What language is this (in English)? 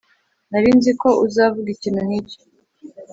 Kinyarwanda